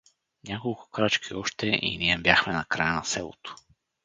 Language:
Bulgarian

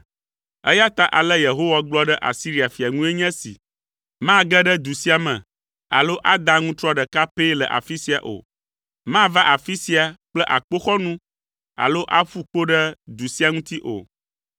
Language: Ewe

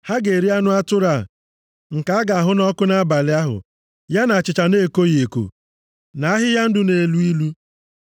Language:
Igbo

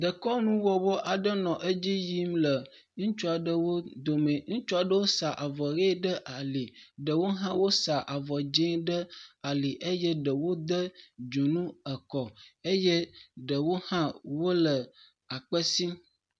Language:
Ewe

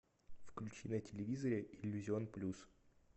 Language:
Russian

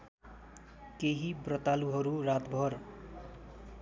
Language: Nepali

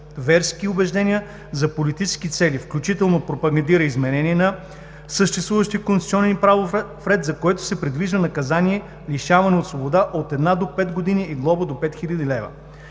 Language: Bulgarian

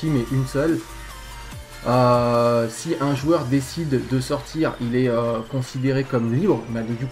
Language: French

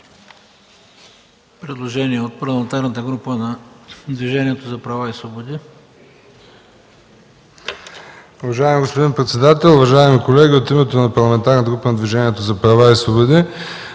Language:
Bulgarian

